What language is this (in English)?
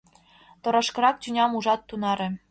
Mari